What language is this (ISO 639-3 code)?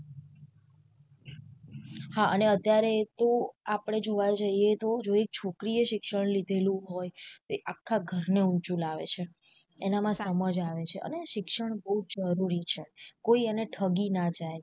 guj